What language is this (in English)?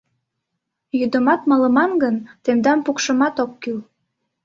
Mari